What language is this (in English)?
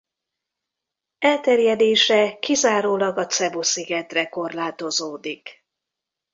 Hungarian